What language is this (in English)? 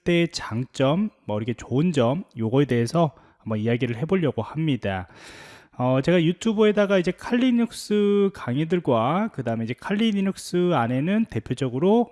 Korean